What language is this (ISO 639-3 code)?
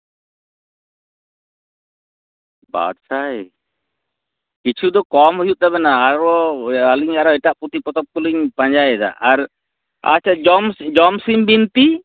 sat